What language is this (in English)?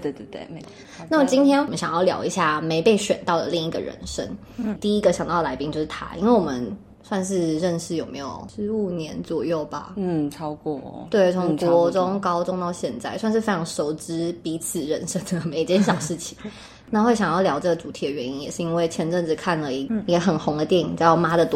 Chinese